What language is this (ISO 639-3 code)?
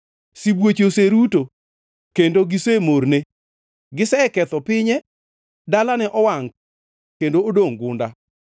luo